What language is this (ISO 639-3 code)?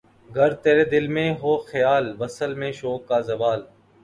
urd